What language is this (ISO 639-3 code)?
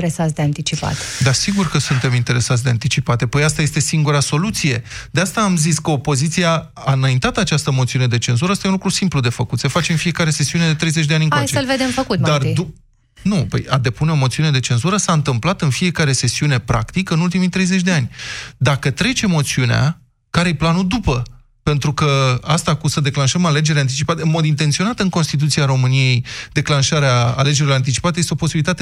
ron